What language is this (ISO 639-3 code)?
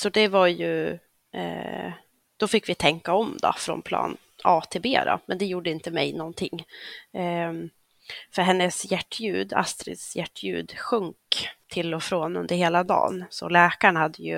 swe